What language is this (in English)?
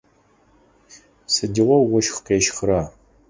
Adyghe